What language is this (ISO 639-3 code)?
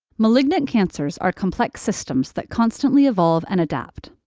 eng